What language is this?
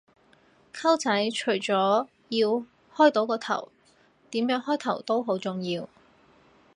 Cantonese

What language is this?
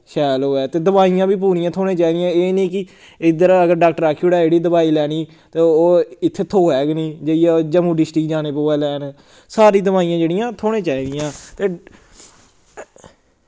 Dogri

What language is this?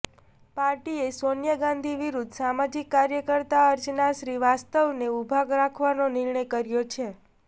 Gujarati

